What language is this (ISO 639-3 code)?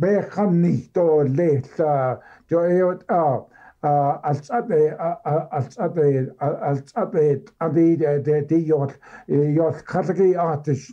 ara